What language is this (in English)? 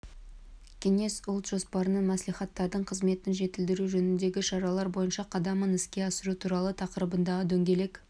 Kazakh